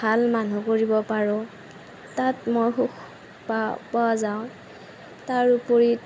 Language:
Assamese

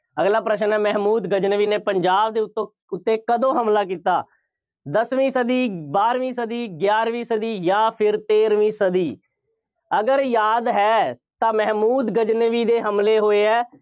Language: Punjabi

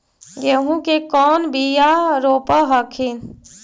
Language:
Magahi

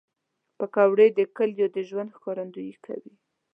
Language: Pashto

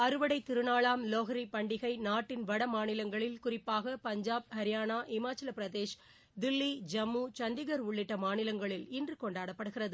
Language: Tamil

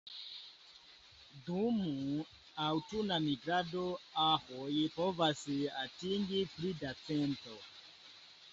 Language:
Esperanto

